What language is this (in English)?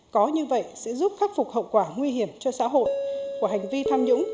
Vietnamese